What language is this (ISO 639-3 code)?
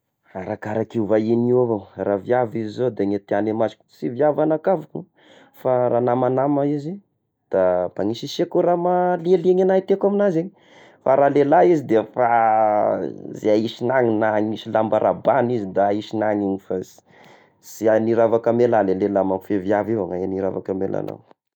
tkg